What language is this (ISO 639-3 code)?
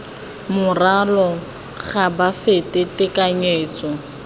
tsn